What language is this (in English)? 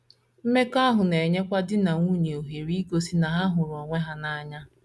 Igbo